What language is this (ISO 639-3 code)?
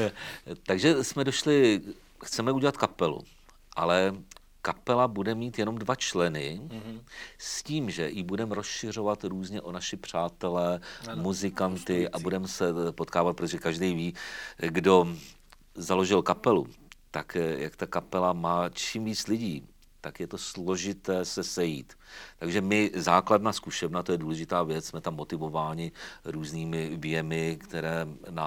ces